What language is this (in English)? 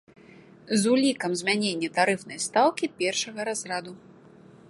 Belarusian